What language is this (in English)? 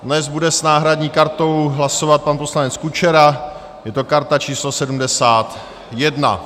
Czech